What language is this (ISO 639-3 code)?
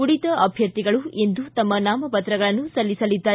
kan